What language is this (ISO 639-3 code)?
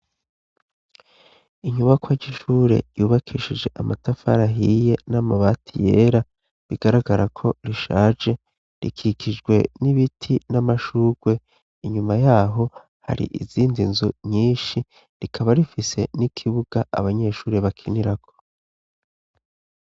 run